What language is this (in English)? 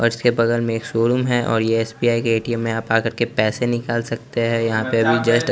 Hindi